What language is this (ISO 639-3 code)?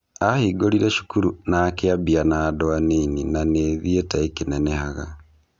kik